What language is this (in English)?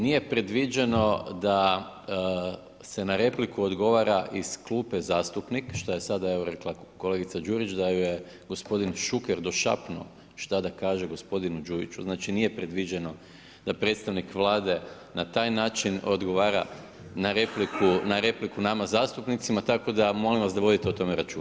Croatian